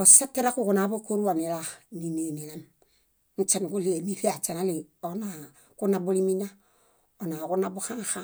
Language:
Bayot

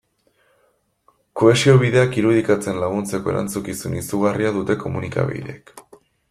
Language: Basque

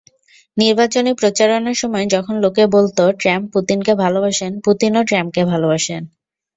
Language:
Bangla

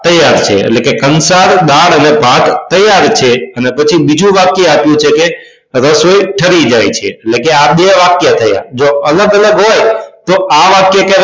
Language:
Gujarati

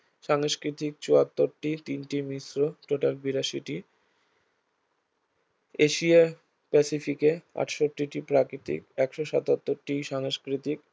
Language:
Bangla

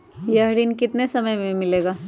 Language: Magahi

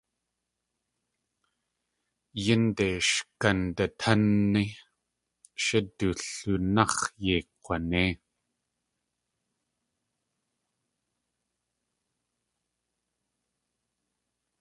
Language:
Tlingit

